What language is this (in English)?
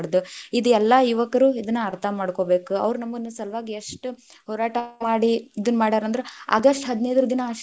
Kannada